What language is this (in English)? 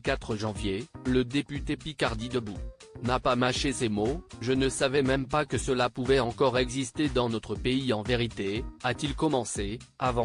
French